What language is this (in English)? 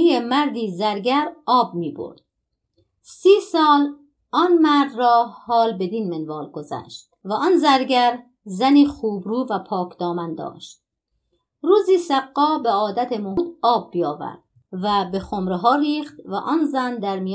Persian